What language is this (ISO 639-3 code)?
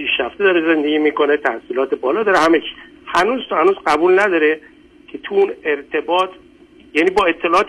fas